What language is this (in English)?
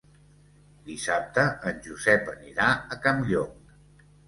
Catalan